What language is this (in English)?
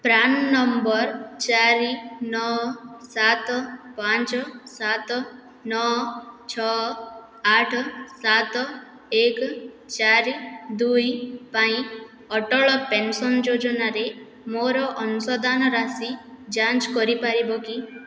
Odia